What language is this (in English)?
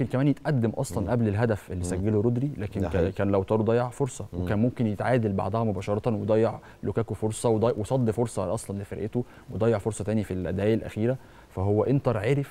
Arabic